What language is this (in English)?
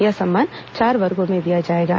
Hindi